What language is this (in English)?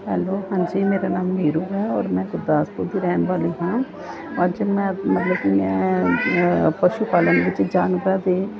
Punjabi